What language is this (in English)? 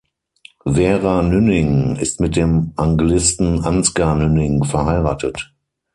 German